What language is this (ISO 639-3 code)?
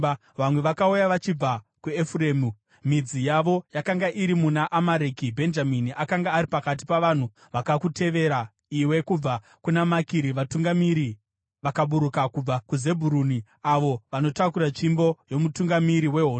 sna